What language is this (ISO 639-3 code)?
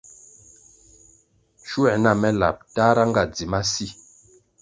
nmg